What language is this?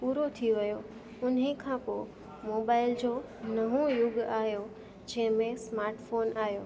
Sindhi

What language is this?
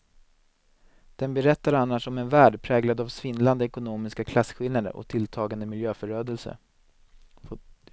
Swedish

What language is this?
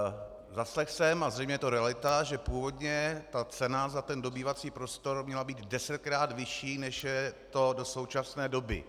Czech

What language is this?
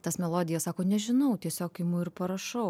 Lithuanian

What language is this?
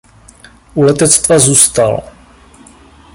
Czech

